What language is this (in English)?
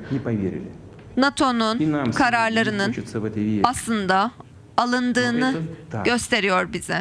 Turkish